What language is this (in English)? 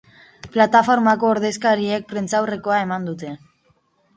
Basque